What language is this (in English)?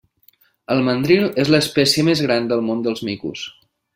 Catalan